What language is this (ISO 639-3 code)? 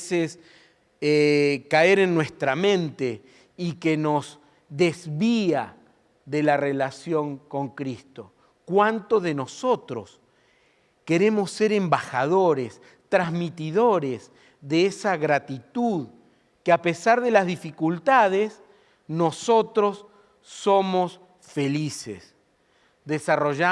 spa